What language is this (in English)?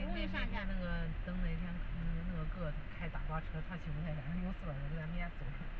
Chinese